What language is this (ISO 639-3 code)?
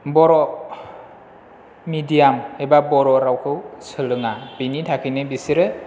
brx